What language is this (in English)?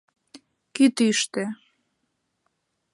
Mari